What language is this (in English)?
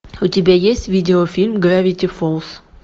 Russian